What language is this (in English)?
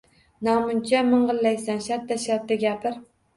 Uzbek